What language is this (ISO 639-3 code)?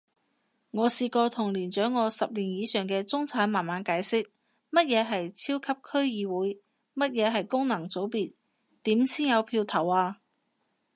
yue